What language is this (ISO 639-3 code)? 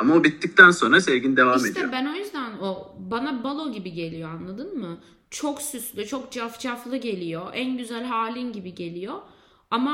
tur